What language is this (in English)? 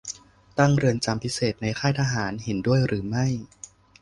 Thai